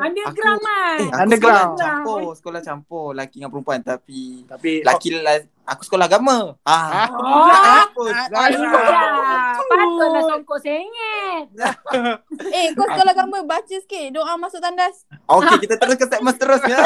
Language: Malay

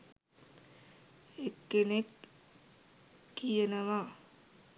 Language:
Sinhala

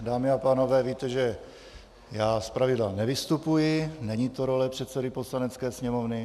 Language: Czech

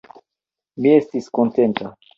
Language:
Esperanto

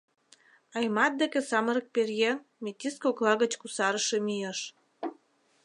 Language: Mari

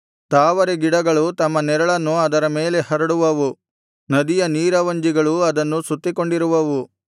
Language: Kannada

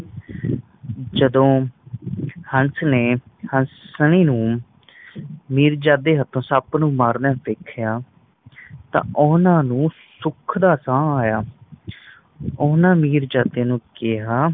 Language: Punjabi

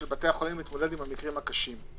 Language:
Hebrew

